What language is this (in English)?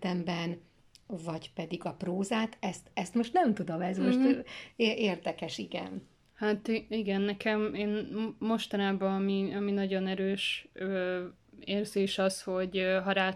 Hungarian